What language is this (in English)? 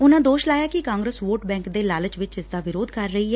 Punjabi